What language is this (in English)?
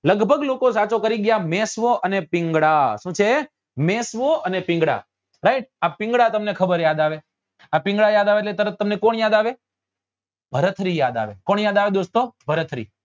Gujarati